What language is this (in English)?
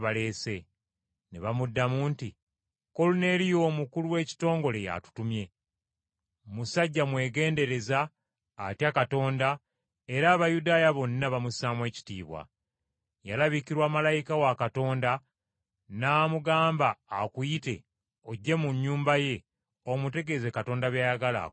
Ganda